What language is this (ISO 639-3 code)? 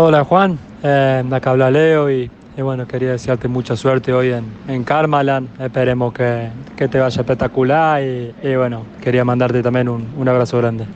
spa